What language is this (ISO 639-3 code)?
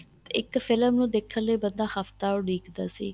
pan